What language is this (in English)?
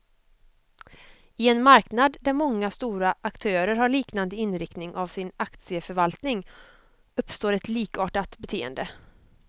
Swedish